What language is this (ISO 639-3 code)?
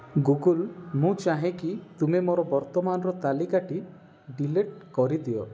ori